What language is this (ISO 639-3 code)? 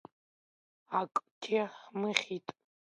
abk